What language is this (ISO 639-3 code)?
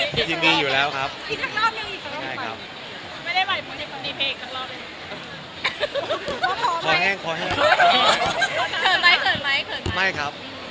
tha